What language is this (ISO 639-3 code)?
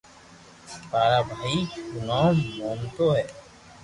lrk